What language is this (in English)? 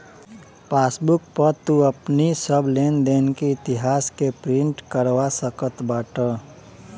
Bhojpuri